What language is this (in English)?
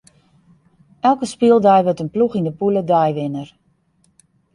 Western Frisian